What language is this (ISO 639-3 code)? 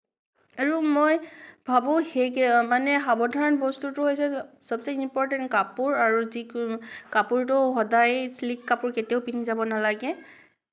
asm